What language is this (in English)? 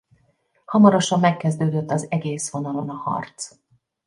Hungarian